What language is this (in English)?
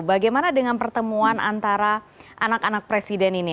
Indonesian